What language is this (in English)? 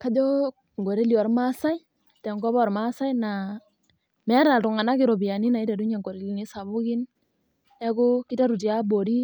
Masai